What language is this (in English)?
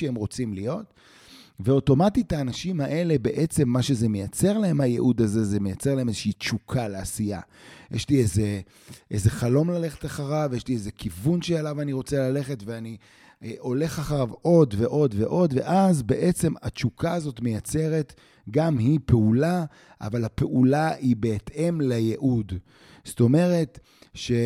Hebrew